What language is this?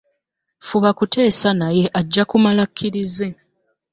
Ganda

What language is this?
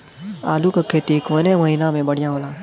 Bhojpuri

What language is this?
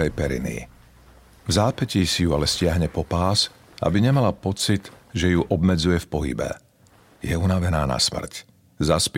Slovak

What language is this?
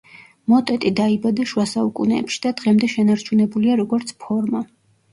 Georgian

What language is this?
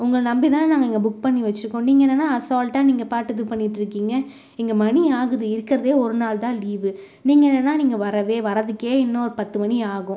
Tamil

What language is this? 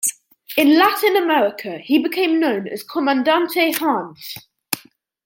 English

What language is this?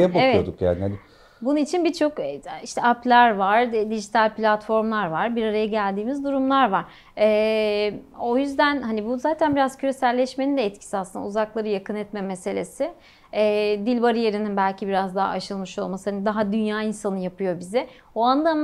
Turkish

